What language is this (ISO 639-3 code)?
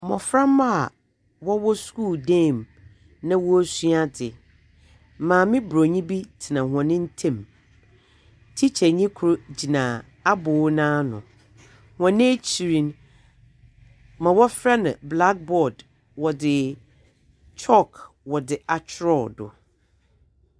aka